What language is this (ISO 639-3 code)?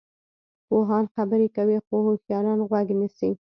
pus